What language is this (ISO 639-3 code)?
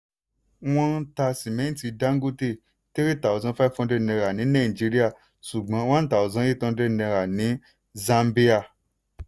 yor